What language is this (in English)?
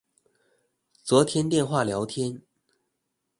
Chinese